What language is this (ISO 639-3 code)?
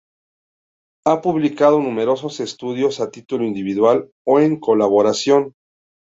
spa